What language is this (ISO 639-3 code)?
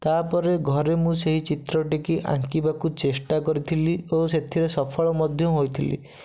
ori